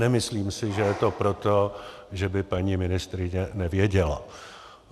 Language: Czech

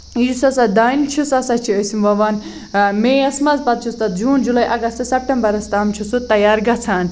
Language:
Kashmiri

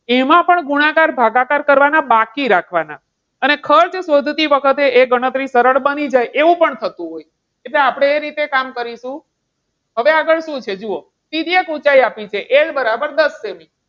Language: Gujarati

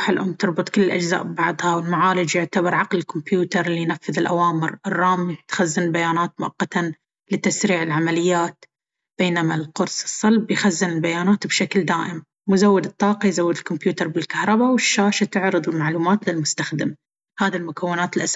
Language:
Baharna Arabic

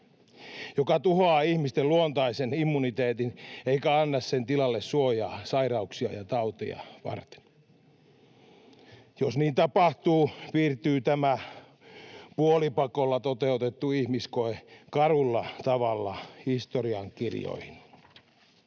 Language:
Finnish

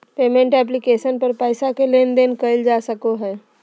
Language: Magahi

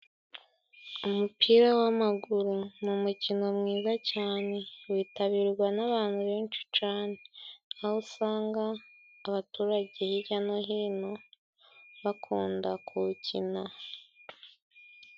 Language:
Kinyarwanda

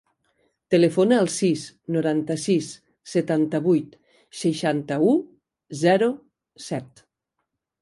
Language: Catalan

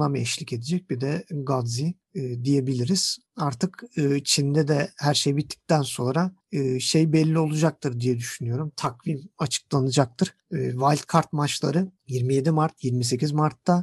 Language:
Turkish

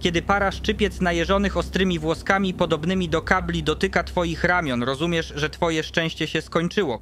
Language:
Polish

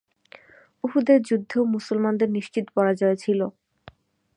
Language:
Bangla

